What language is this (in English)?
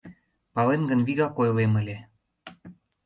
Mari